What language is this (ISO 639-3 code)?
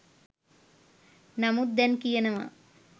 sin